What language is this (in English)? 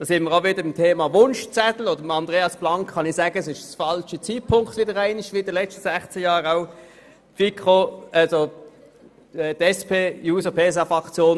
Swiss German